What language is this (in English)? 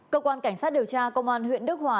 Vietnamese